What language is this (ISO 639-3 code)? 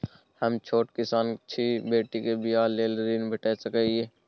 mai